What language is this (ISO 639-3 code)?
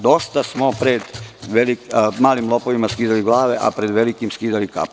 srp